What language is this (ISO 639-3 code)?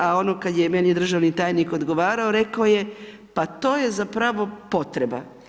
hrv